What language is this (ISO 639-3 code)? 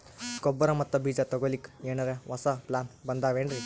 kan